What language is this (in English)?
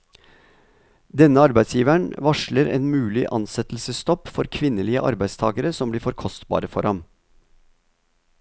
Norwegian